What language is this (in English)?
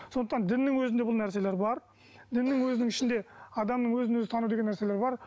Kazakh